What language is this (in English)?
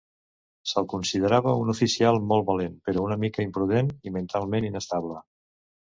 Catalan